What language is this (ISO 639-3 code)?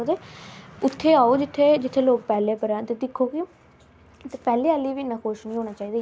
doi